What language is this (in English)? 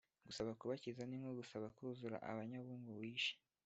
Kinyarwanda